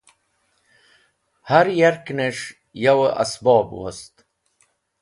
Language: Wakhi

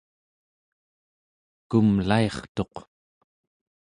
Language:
Central Yupik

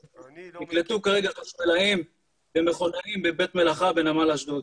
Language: Hebrew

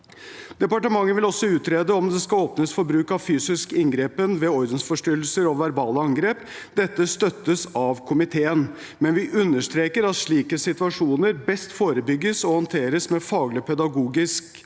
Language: Norwegian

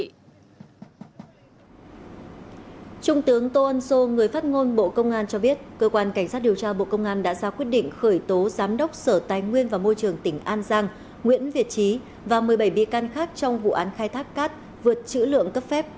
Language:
Vietnamese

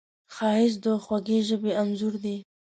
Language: Pashto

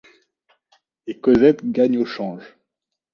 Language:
French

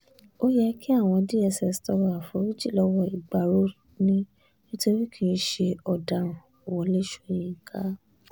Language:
Yoruba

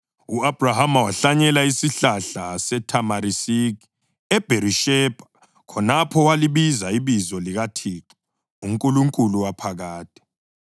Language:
North Ndebele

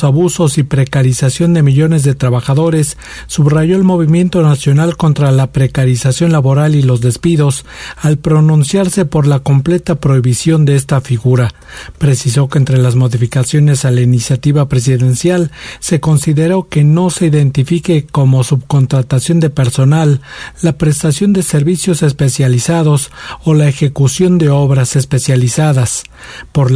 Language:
Spanish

